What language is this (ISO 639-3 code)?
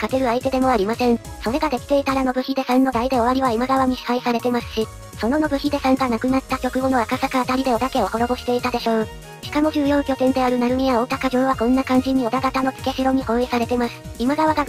jpn